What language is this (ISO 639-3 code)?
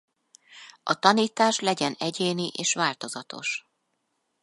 hun